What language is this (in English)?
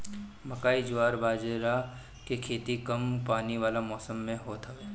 Bhojpuri